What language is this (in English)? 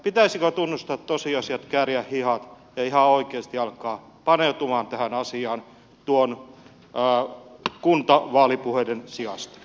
Finnish